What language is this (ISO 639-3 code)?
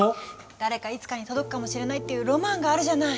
jpn